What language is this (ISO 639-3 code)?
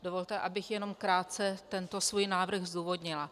ces